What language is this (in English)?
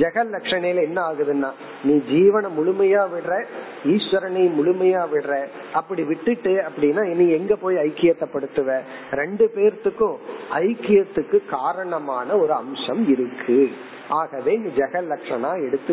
Tamil